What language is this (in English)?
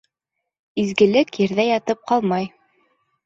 Bashkir